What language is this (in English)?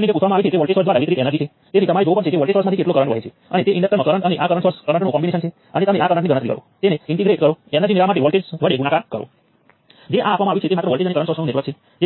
Gujarati